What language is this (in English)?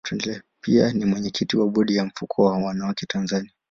Swahili